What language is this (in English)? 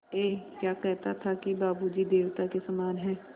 Hindi